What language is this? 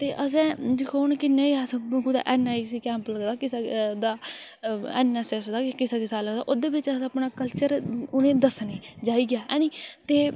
Dogri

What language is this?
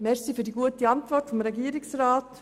Swiss German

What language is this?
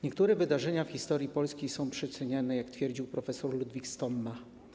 Polish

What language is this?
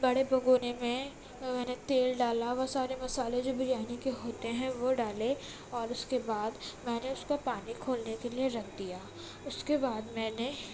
Urdu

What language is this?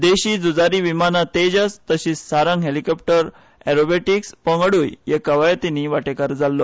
Konkani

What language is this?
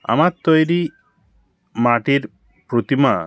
Bangla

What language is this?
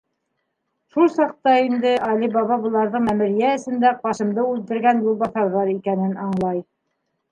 Bashkir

